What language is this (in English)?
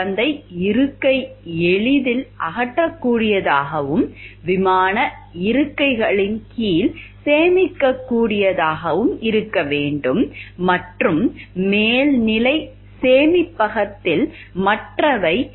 Tamil